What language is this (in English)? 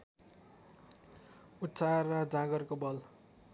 Nepali